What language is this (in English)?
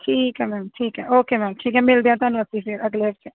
Punjabi